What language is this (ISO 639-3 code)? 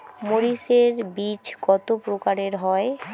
ben